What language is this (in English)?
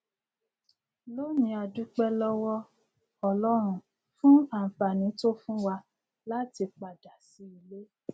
Yoruba